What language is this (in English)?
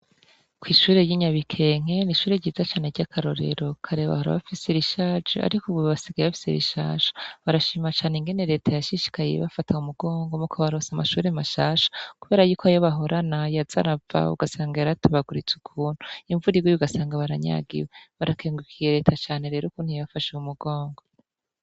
Rundi